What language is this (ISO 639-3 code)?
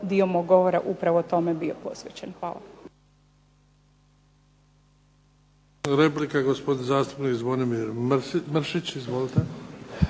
hrv